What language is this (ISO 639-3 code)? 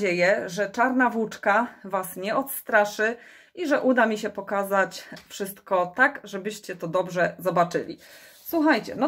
pol